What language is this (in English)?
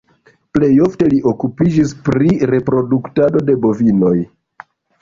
Esperanto